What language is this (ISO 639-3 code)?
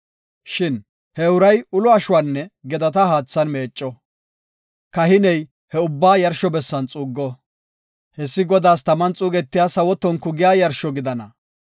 gof